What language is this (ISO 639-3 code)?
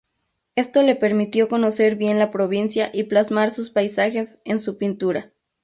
spa